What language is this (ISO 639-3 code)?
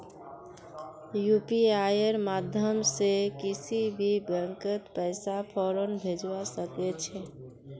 mag